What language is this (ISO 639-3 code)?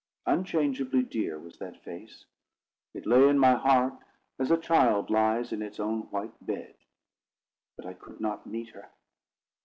eng